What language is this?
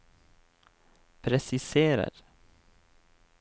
Norwegian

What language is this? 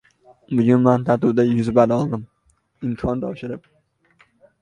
Uzbek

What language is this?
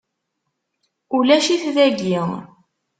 Kabyle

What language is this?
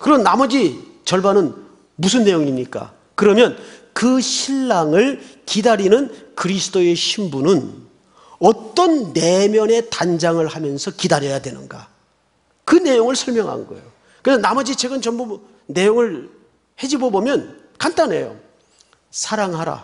Korean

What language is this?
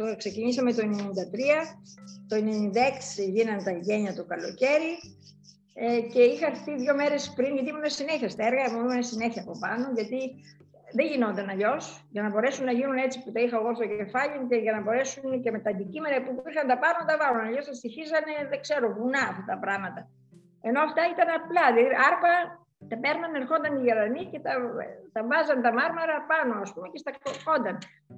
Greek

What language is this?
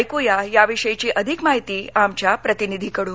Marathi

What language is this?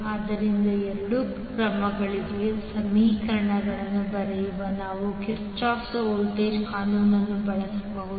Kannada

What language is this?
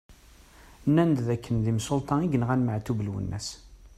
Kabyle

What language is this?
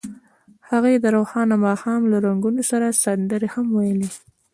Pashto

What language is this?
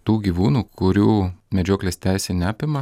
Lithuanian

